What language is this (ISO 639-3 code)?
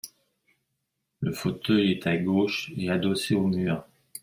fra